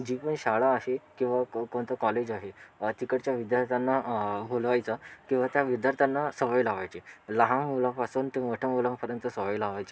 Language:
Marathi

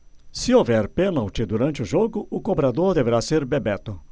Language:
Portuguese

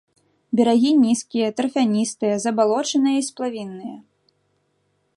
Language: Belarusian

